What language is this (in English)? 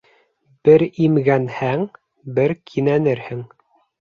Bashkir